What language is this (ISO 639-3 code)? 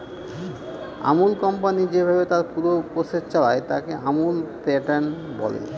ben